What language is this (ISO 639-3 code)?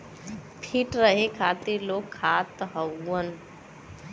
bho